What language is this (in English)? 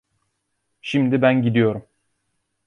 Turkish